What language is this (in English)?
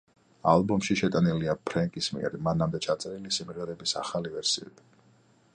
Georgian